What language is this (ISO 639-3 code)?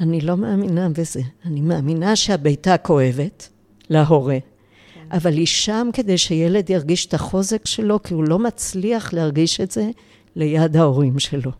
heb